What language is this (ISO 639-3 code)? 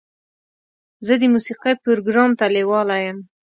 pus